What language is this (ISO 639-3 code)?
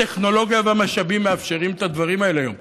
heb